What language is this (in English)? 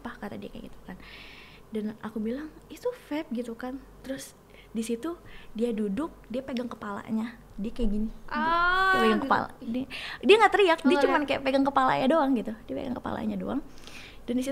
Indonesian